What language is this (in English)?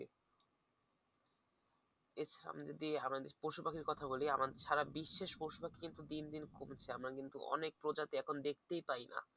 Bangla